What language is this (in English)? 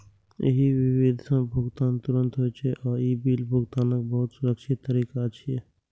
Maithili